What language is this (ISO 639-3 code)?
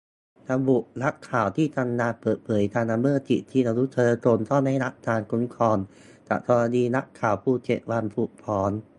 tha